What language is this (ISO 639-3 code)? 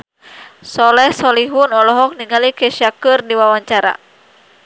sun